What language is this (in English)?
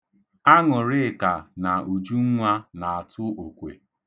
Igbo